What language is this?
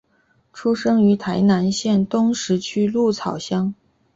Chinese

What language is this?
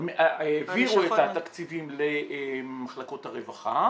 Hebrew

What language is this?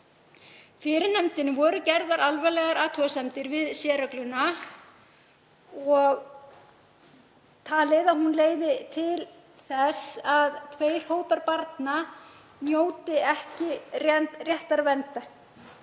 Icelandic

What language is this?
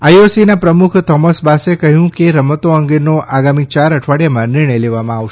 Gujarati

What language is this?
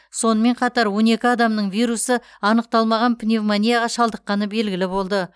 Kazakh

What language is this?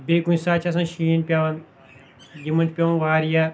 Kashmiri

